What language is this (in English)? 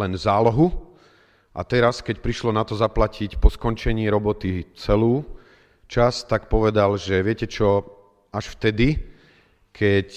Slovak